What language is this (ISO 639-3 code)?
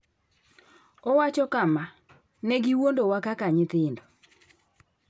luo